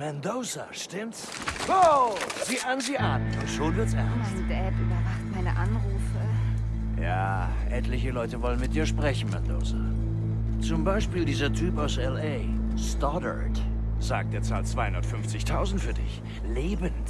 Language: German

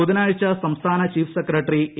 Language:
Malayalam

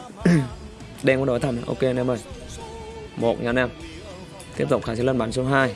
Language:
Vietnamese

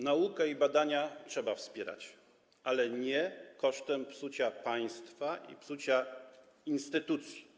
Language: Polish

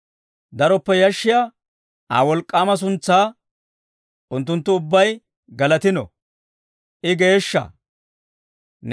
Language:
Dawro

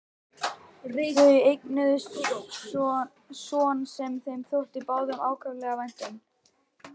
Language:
Icelandic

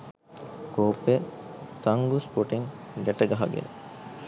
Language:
Sinhala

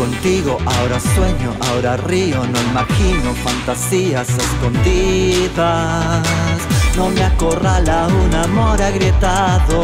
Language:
Spanish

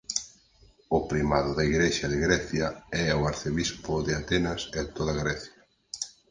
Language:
Galician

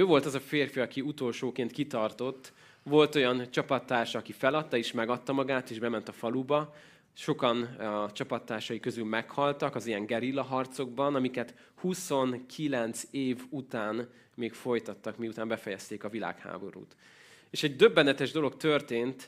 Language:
Hungarian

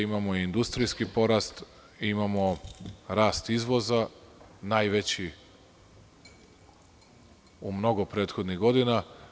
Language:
Serbian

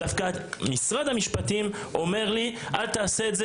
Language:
Hebrew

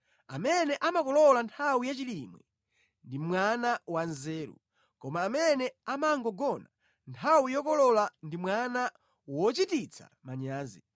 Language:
Nyanja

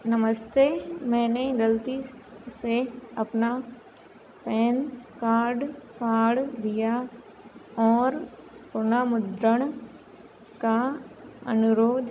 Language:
Hindi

